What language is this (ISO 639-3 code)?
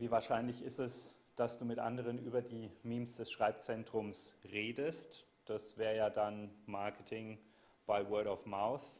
deu